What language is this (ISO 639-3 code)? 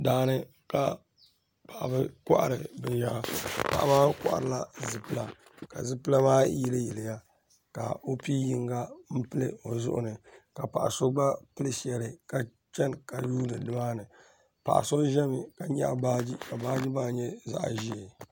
dag